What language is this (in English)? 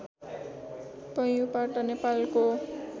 Nepali